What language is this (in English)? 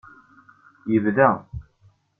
Kabyle